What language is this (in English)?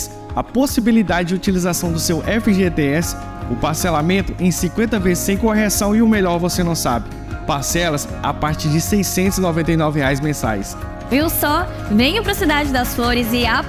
Portuguese